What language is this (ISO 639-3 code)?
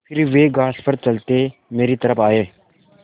hin